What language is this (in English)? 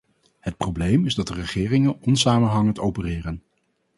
Dutch